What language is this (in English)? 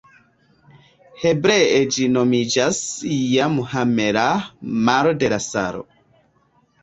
Esperanto